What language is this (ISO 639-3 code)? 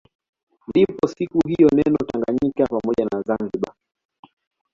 swa